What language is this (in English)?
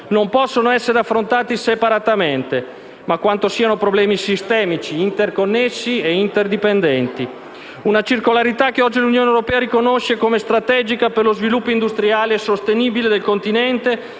Italian